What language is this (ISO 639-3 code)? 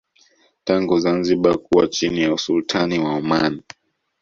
swa